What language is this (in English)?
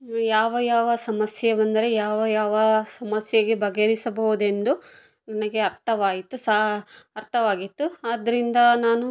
Kannada